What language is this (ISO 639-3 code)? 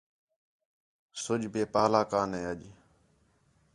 xhe